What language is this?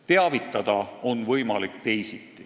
Estonian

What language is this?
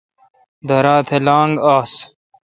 Kalkoti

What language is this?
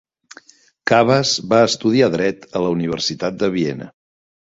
Catalan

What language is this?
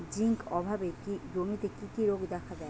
Bangla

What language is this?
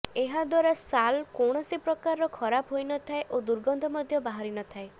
Odia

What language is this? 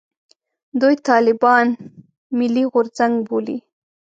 Pashto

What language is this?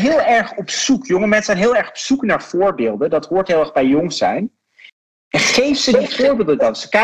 Dutch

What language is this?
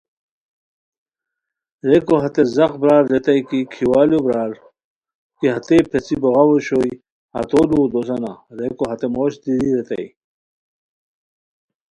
Khowar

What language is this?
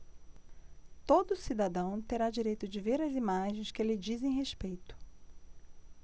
Portuguese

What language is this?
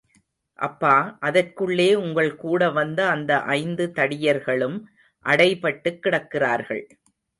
Tamil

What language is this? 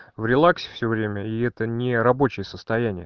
Russian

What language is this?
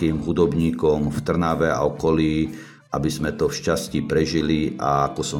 Slovak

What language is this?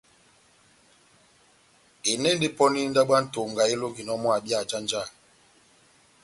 Batanga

